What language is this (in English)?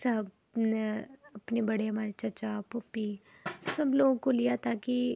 Urdu